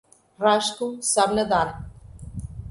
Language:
Portuguese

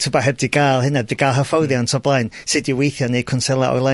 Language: Welsh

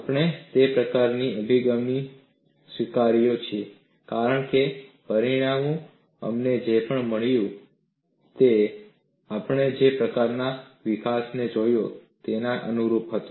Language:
Gujarati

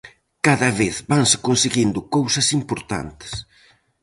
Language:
Galician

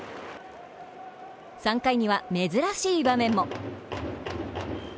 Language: Japanese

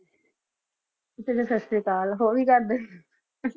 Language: Punjabi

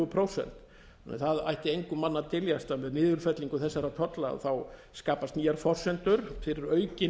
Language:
Icelandic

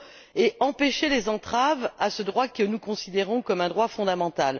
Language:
French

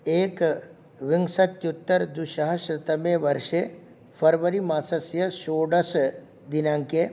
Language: Sanskrit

